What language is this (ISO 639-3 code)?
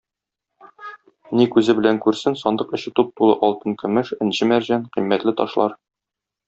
tat